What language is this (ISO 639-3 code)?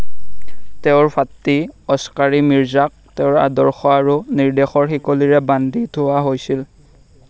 asm